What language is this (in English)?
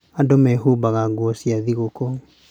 Kikuyu